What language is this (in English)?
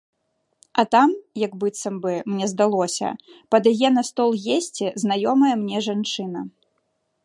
Belarusian